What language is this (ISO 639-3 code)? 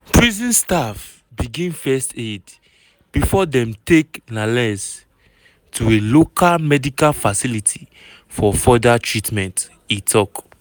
pcm